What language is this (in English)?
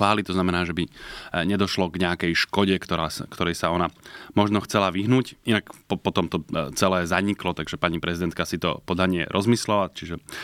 Slovak